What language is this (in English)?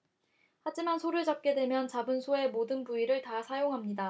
Korean